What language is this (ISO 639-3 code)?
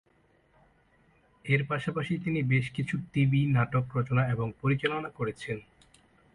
ben